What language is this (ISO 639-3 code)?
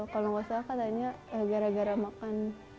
ind